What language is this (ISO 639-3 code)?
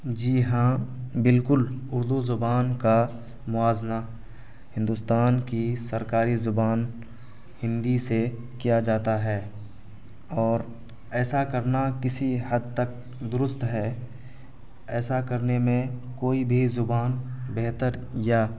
urd